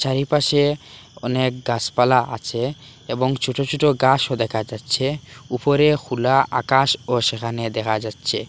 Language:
Bangla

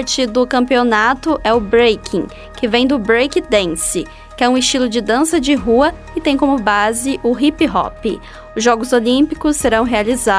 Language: Portuguese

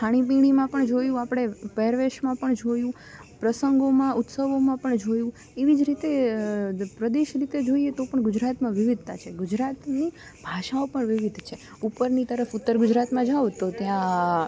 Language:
Gujarati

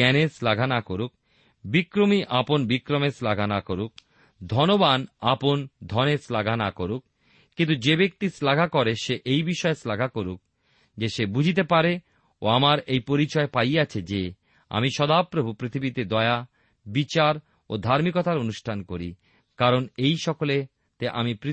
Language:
Bangla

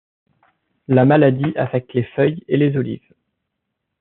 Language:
French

